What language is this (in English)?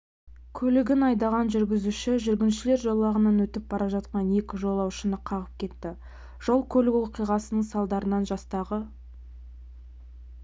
Kazakh